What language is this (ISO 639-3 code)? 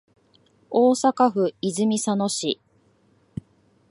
jpn